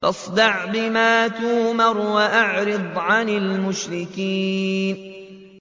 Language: Arabic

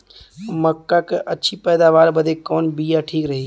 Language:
Bhojpuri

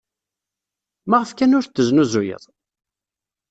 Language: Kabyle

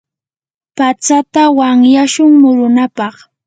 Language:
Yanahuanca Pasco Quechua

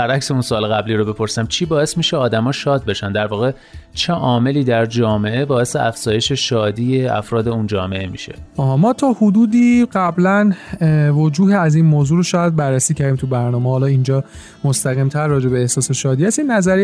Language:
Persian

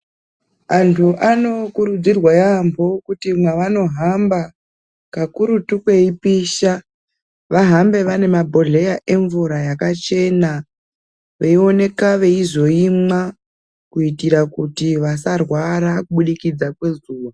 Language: Ndau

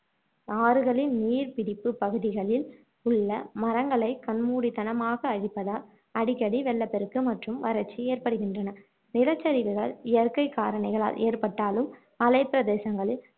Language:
Tamil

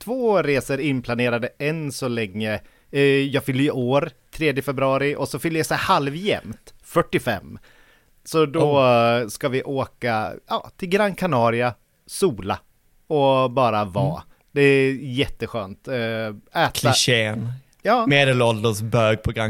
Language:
Swedish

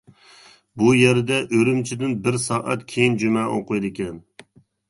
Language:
Uyghur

